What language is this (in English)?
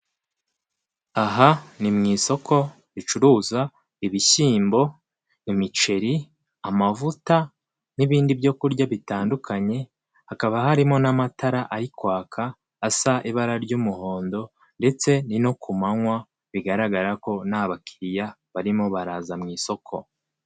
Kinyarwanda